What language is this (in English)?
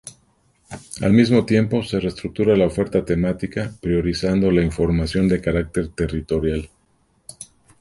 Spanish